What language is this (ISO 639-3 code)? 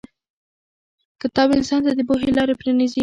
pus